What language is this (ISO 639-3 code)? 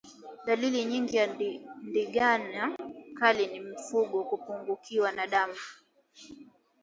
swa